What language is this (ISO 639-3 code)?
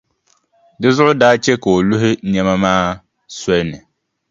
dag